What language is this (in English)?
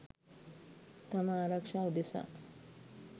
Sinhala